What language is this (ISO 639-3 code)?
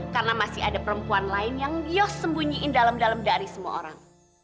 ind